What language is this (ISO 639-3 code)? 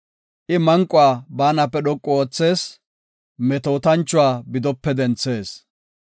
gof